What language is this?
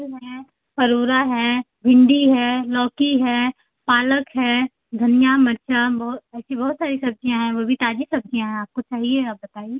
Hindi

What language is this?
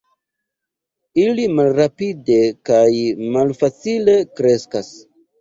Esperanto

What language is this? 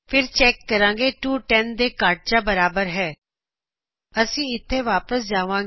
Punjabi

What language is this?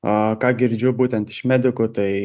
Lithuanian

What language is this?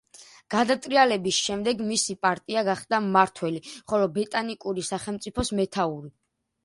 Georgian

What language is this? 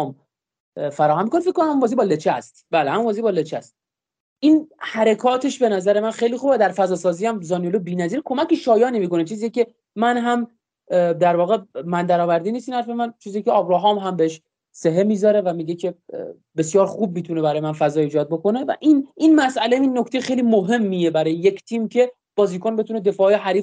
Persian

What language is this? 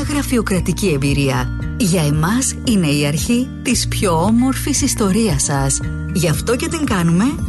Greek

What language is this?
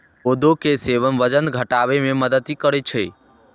Maithili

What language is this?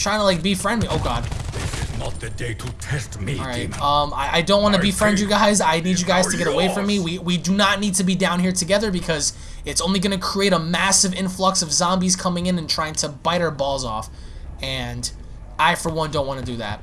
English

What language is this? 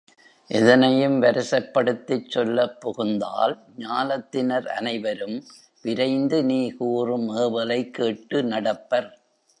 Tamil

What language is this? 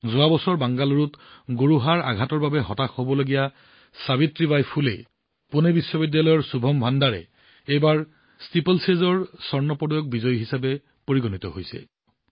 Assamese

